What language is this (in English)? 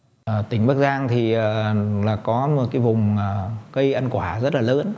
Vietnamese